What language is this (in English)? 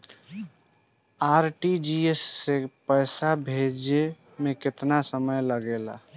Bhojpuri